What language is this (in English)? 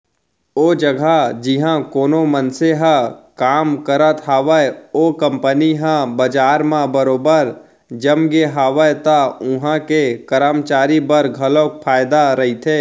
Chhattisgarhi